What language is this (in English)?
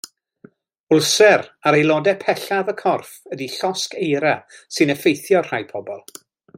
Welsh